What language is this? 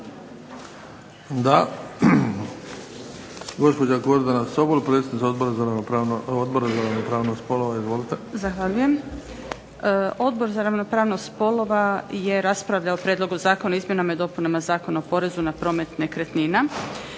Croatian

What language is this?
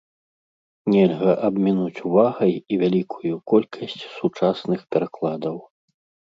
Belarusian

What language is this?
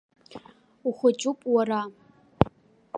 Abkhazian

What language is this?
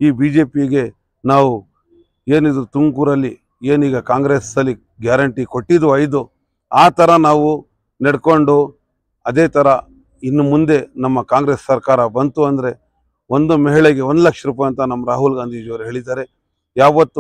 Kannada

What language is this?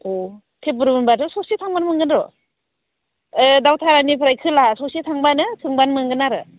Bodo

